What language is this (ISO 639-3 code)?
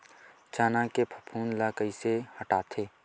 hne